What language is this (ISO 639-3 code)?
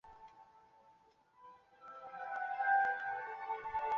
zho